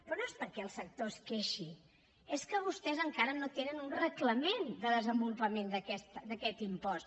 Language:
Catalan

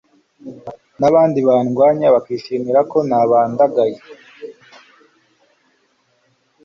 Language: Kinyarwanda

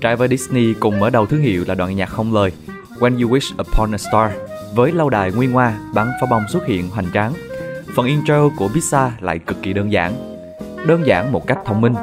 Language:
Vietnamese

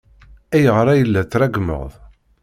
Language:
Kabyle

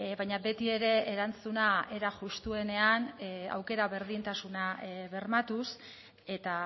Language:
Basque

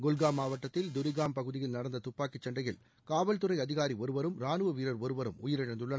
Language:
Tamil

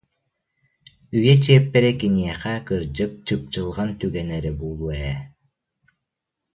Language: Yakut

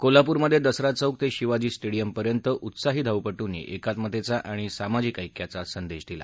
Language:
Marathi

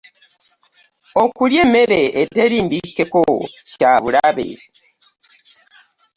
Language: Ganda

